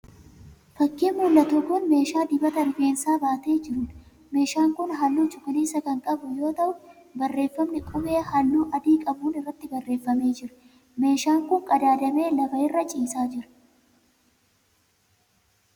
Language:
Oromo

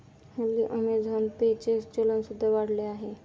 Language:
Marathi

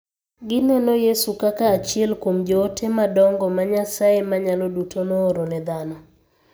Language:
Luo (Kenya and Tanzania)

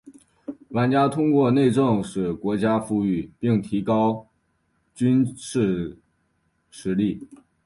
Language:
Chinese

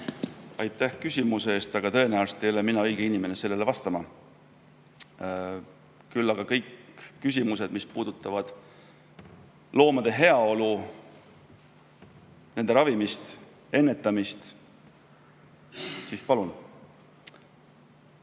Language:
Estonian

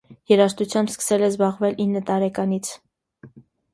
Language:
Armenian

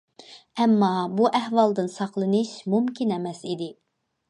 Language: Uyghur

